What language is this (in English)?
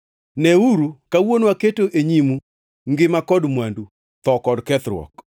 Luo (Kenya and Tanzania)